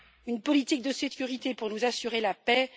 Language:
French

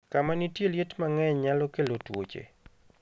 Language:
Luo (Kenya and Tanzania)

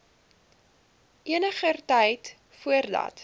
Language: Afrikaans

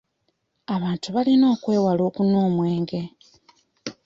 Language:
Ganda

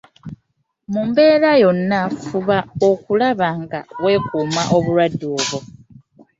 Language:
Ganda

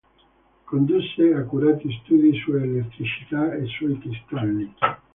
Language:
Italian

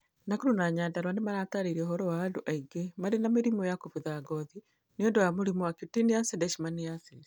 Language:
Kikuyu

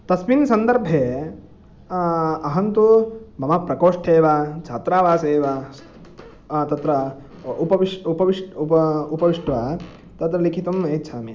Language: Sanskrit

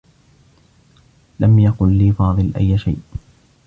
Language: Arabic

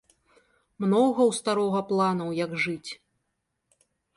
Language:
Belarusian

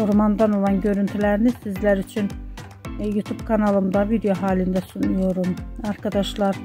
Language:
Turkish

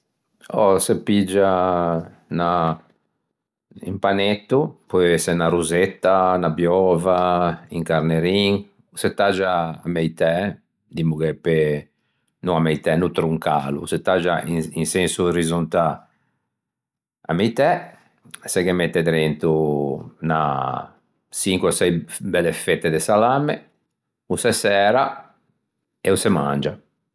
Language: Ligurian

